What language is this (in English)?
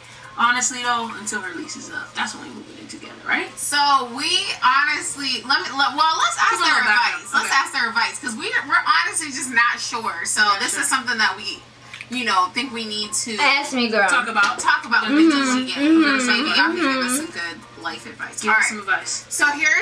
English